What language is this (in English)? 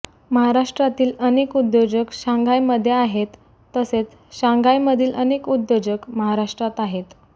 Marathi